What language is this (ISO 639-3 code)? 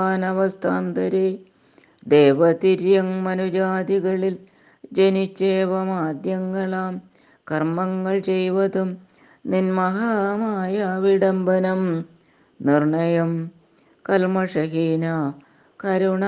mal